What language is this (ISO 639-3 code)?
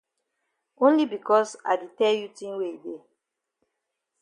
wes